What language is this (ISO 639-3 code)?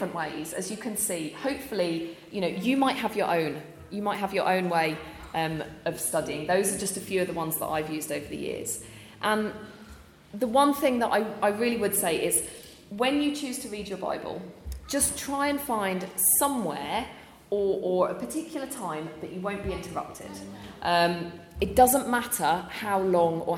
eng